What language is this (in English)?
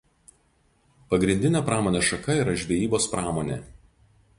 Lithuanian